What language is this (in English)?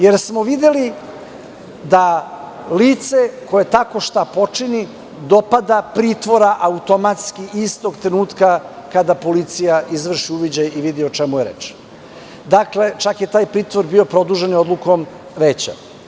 Serbian